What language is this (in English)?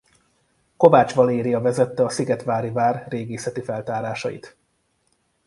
Hungarian